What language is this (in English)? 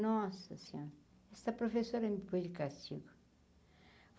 Portuguese